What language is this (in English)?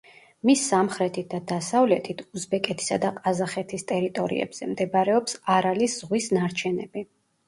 Georgian